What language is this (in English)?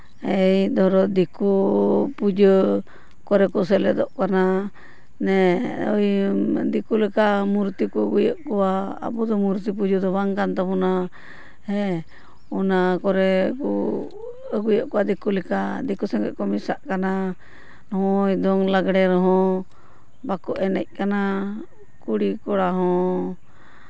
Santali